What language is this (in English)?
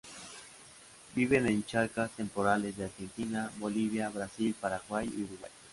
Spanish